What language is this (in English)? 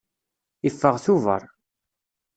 Kabyle